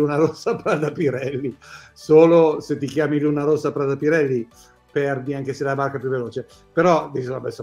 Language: Italian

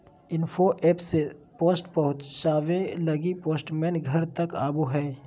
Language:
Magahi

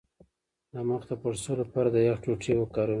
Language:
Pashto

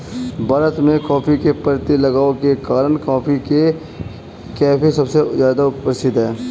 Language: Hindi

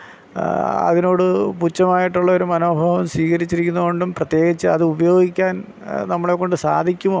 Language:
Malayalam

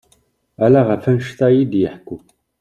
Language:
Kabyle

